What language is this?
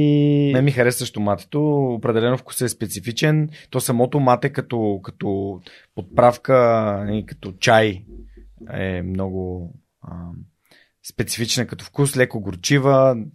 Bulgarian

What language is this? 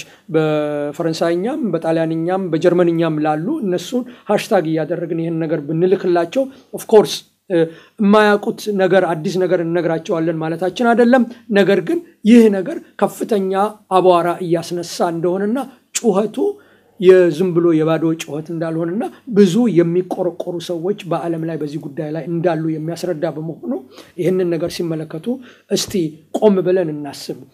Arabic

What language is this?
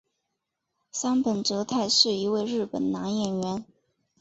Chinese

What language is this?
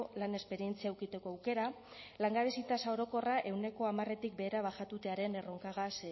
Basque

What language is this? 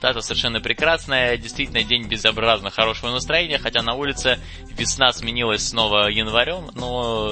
Russian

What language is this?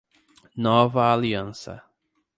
Portuguese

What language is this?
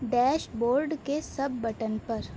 Urdu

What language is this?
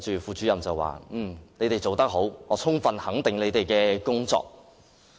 Cantonese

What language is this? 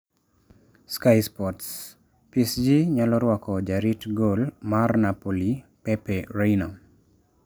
Luo (Kenya and Tanzania)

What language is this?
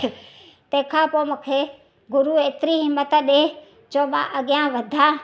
Sindhi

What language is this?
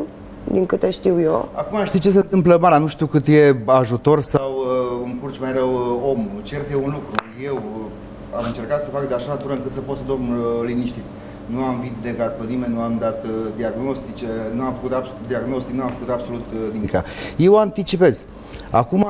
Romanian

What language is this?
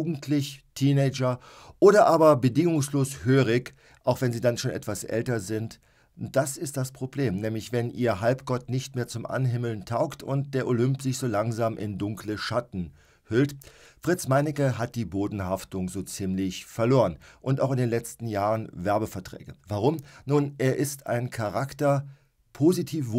German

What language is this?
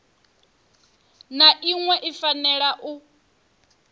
Venda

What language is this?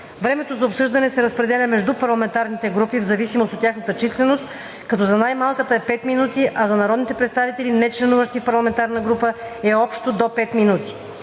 Bulgarian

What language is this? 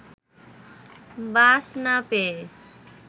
Bangla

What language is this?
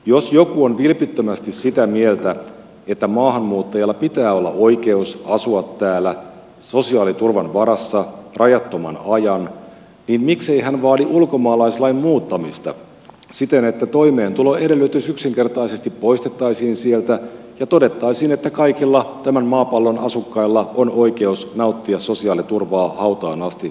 Finnish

